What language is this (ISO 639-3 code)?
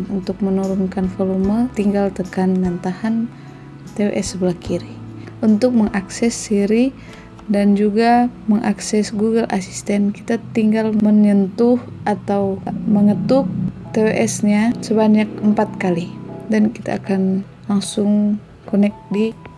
ind